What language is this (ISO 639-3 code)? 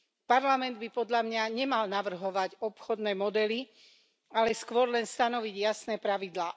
slk